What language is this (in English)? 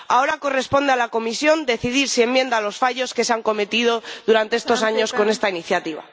Spanish